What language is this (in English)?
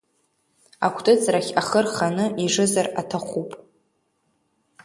Abkhazian